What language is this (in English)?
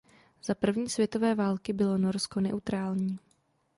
Czech